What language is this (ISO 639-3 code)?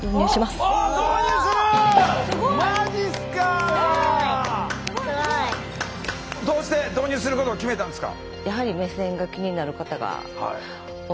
jpn